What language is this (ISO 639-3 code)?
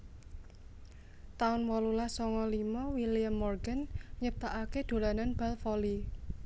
jav